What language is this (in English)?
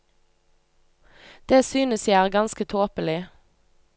Norwegian